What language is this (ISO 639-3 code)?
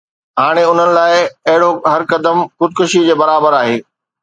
snd